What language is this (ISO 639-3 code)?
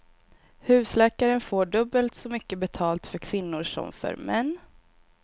swe